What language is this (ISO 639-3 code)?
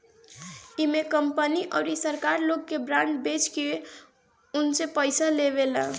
bho